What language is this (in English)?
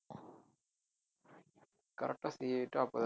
Tamil